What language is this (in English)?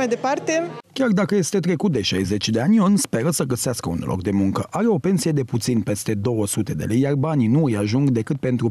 Romanian